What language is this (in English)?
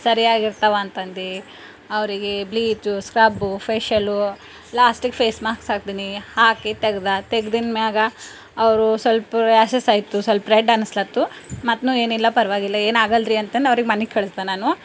Kannada